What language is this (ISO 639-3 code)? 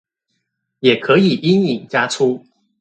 zho